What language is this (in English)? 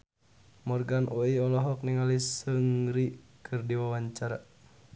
Sundanese